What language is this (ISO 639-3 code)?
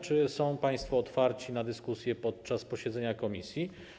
pol